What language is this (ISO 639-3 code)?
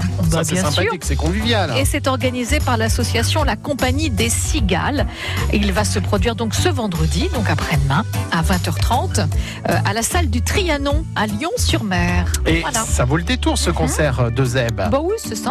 fra